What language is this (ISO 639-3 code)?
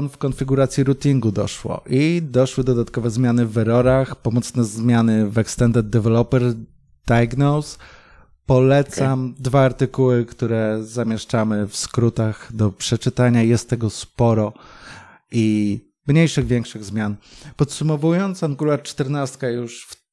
pol